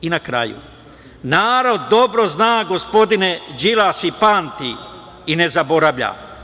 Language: Serbian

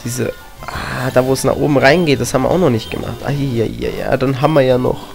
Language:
German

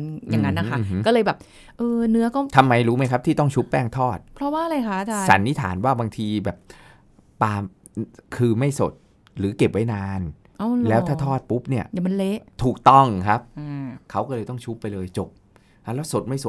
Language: Thai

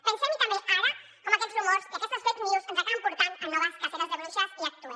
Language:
Catalan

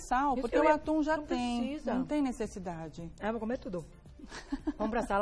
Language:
Portuguese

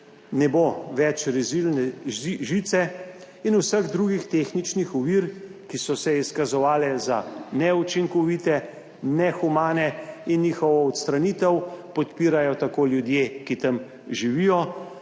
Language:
Slovenian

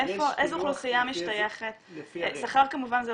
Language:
Hebrew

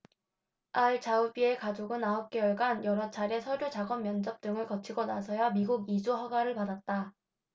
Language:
Korean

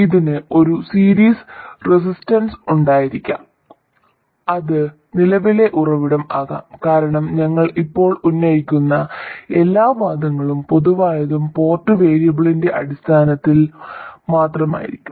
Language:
Malayalam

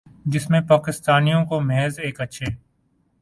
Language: Urdu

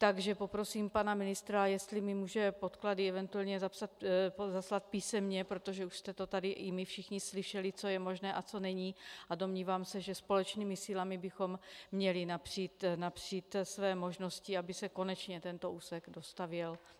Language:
Czech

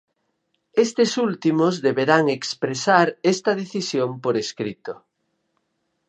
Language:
Galician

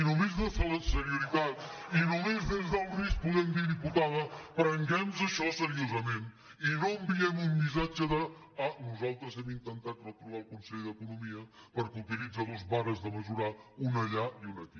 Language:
Catalan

